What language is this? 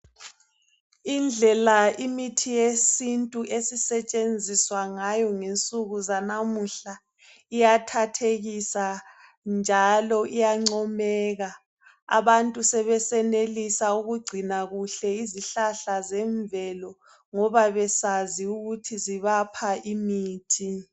North Ndebele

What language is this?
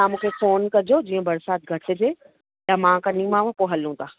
Sindhi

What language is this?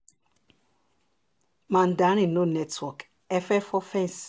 Yoruba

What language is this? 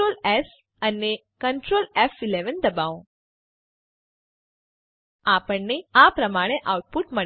Gujarati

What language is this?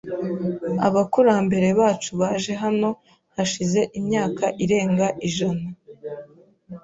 Kinyarwanda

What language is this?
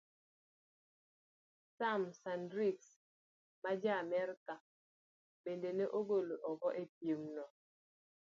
Luo (Kenya and Tanzania)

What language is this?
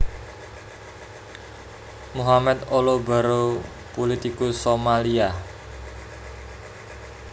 Javanese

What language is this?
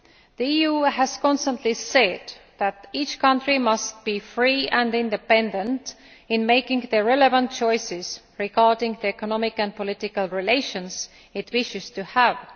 English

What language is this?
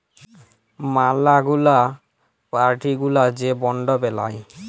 Bangla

